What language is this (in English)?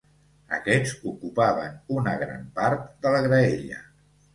Catalan